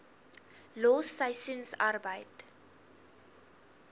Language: Afrikaans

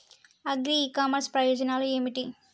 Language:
Telugu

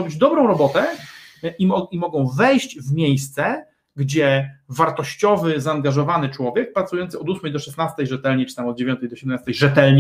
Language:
Polish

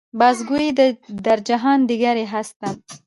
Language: Pashto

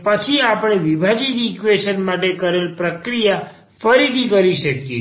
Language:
Gujarati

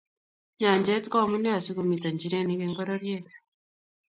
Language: Kalenjin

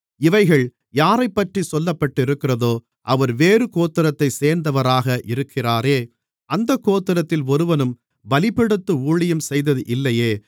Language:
Tamil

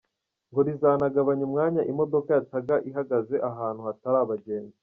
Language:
Kinyarwanda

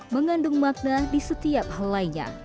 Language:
Indonesian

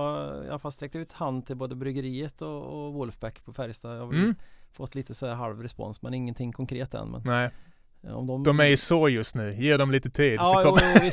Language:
Swedish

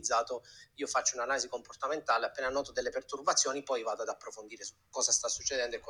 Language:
Italian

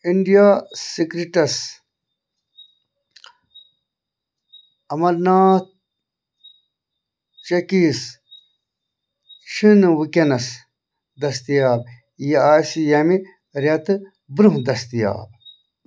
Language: Kashmiri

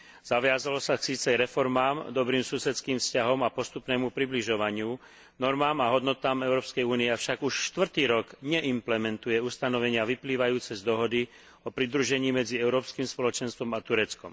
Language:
Slovak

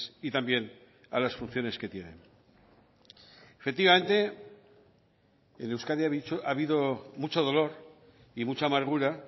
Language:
Spanish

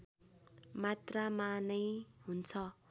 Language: Nepali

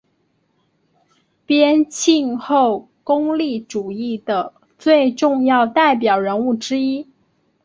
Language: Chinese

